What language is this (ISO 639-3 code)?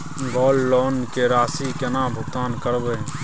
mai